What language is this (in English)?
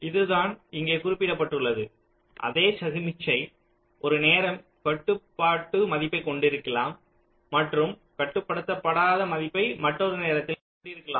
Tamil